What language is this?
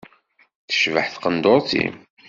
Kabyle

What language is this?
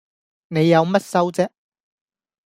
Cantonese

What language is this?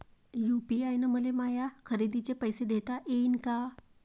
Marathi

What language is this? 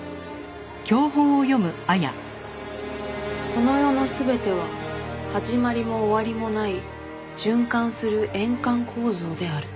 Japanese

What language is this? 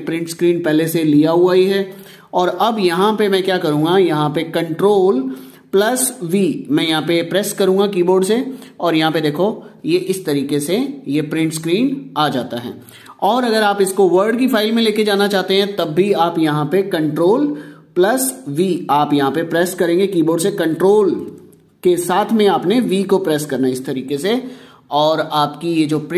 Hindi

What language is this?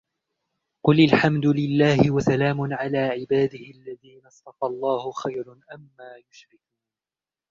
Arabic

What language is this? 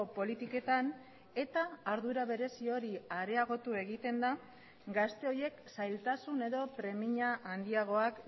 Basque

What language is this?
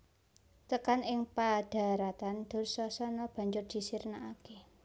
Javanese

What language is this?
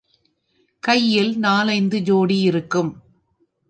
Tamil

